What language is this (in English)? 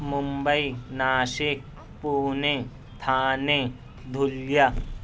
Urdu